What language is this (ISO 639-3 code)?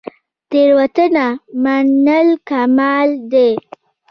pus